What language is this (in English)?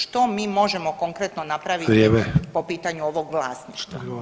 Croatian